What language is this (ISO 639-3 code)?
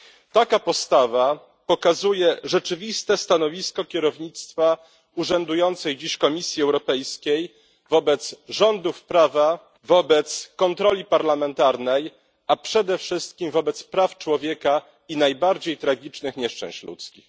pol